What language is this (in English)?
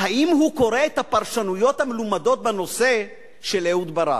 Hebrew